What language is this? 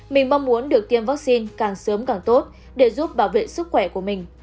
Vietnamese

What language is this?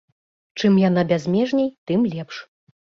Belarusian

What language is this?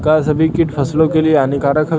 Bhojpuri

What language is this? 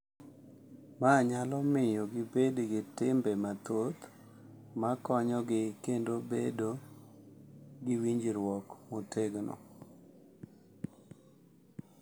Luo (Kenya and Tanzania)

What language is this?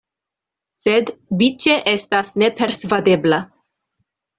Esperanto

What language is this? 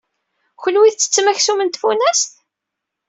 Kabyle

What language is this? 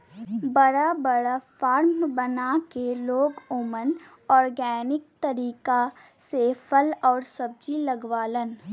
Bhojpuri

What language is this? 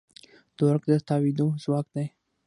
Pashto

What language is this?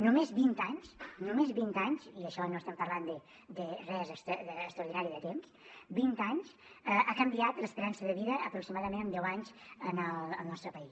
Catalan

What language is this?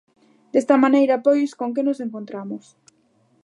Galician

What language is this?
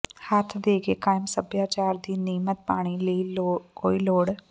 Punjabi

